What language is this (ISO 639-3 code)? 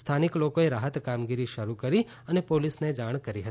guj